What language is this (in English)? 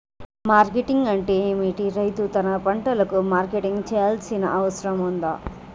Telugu